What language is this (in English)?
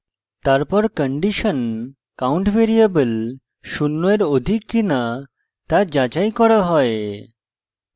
Bangla